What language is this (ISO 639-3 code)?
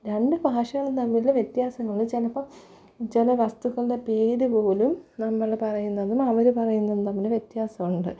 mal